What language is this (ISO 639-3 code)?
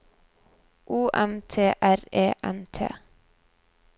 nor